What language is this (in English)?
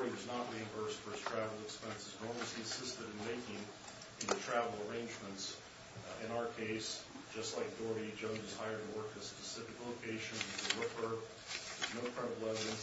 English